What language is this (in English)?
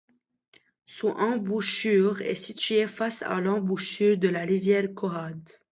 French